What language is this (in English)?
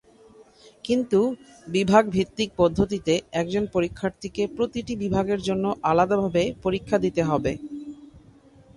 Bangla